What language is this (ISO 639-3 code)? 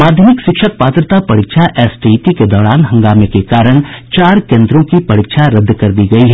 hin